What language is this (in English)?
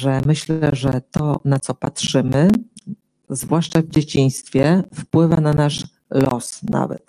Polish